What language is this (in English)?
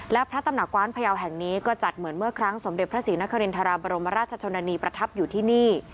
Thai